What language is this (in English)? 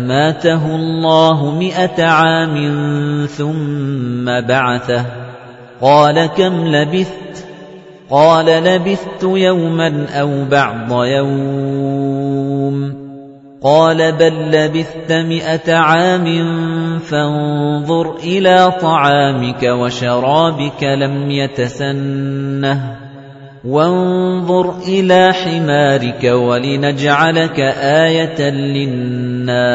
Arabic